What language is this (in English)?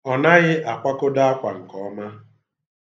Igbo